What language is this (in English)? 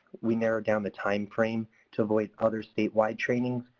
English